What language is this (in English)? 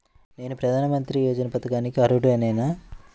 Telugu